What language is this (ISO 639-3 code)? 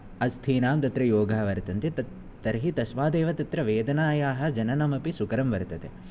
san